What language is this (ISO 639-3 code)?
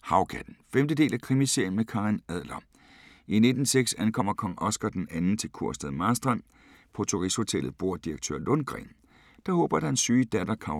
dan